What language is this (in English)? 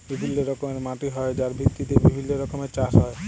Bangla